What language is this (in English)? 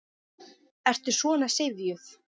Icelandic